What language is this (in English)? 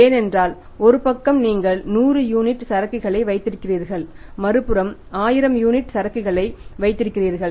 Tamil